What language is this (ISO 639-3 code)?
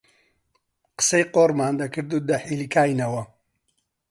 ckb